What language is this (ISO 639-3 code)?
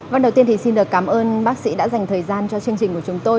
vie